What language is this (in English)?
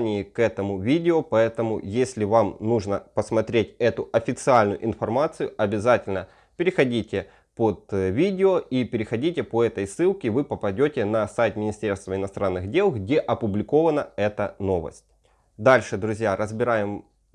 Russian